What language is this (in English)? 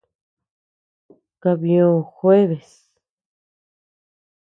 Tepeuxila Cuicatec